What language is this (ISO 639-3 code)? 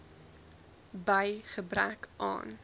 afr